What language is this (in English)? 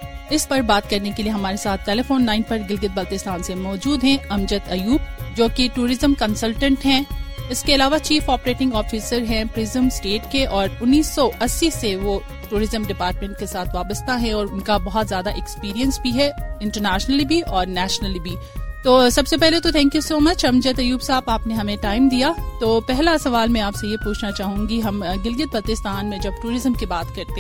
Urdu